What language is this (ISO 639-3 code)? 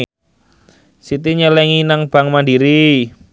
jav